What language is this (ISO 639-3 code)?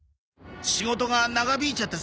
jpn